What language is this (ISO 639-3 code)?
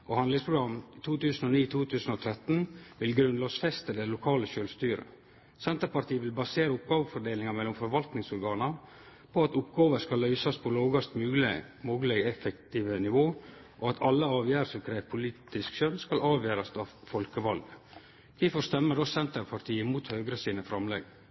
nno